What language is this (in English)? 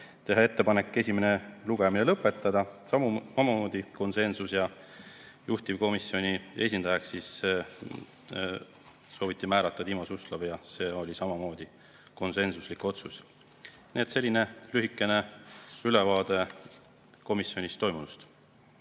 Estonian